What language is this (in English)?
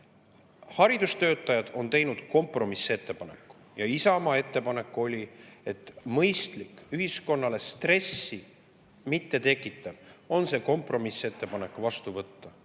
Estonian